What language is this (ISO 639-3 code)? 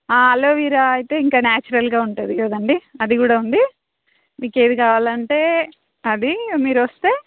tel